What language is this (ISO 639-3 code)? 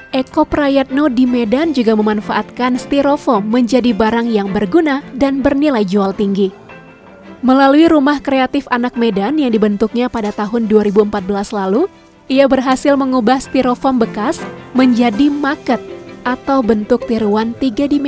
ind